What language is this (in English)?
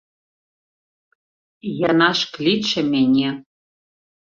Belarusian